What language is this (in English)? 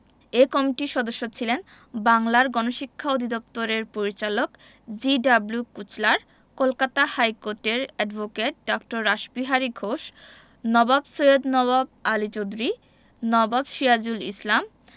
Bangla